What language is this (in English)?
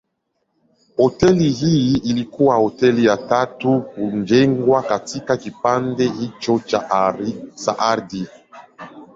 Swahili